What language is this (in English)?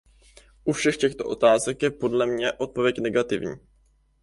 Czech